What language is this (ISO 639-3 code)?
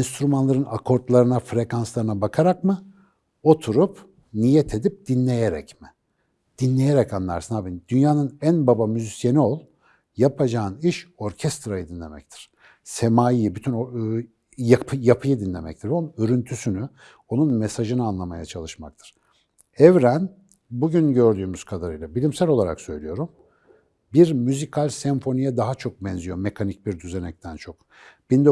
tur